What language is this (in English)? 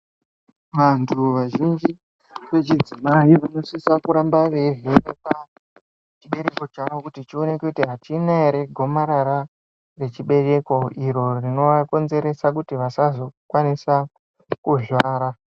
Ndau